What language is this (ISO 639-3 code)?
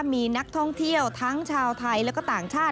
tha